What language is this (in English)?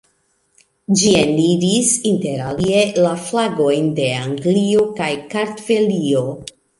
Esperanto